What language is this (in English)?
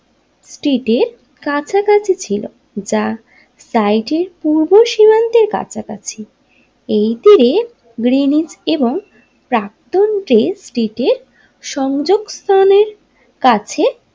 Bangla